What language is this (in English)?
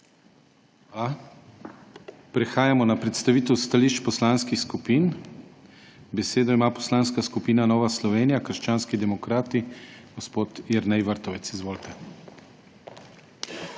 Slovenian